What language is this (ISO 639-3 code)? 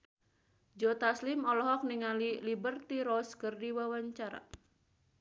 sun